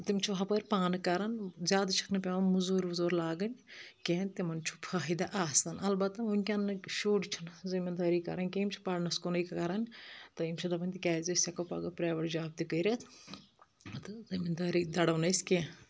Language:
Kashmiri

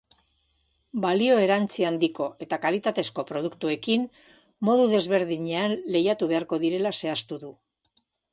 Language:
Basque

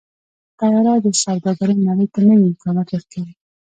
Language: Pashto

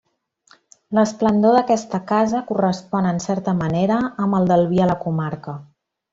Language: Catalan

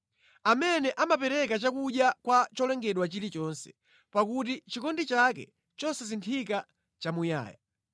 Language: Nyanja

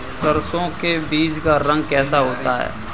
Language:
Hindi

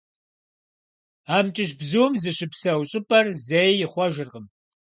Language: Kabardian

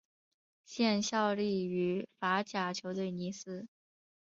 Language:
Chinese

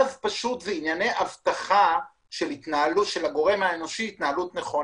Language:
Hebrew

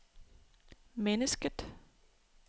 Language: Danish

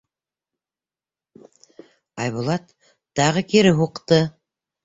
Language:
Bashkir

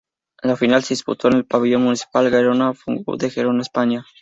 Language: Spanish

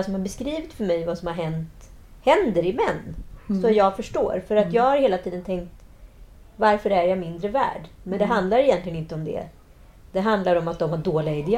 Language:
Swedish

